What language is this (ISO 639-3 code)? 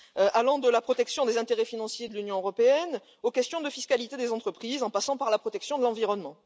fra